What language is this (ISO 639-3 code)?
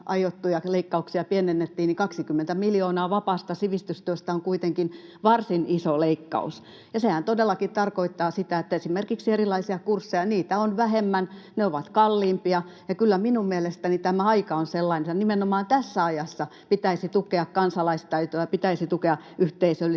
fin